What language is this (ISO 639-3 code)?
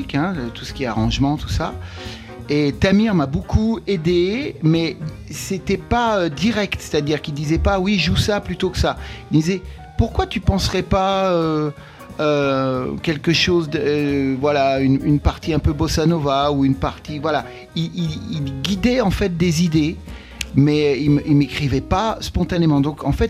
fra